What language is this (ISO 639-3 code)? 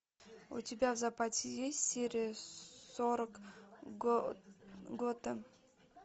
rus